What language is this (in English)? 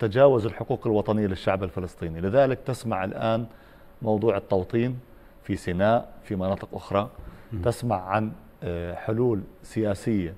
Arabic